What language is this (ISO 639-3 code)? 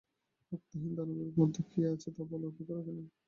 ben